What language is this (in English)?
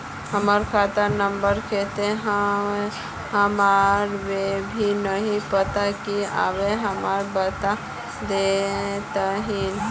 Magahi